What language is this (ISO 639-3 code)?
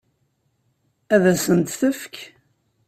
kab